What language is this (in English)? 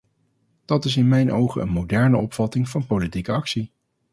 Dutch